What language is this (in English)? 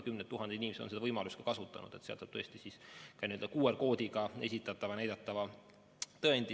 Estonian